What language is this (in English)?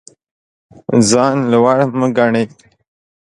Pashto